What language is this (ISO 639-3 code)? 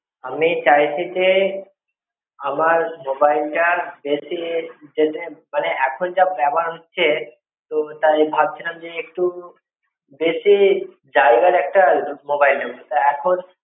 ben